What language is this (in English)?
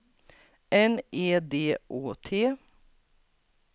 Swedish